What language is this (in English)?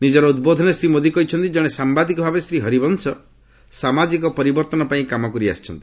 Odia